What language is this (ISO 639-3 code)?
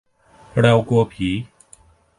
tha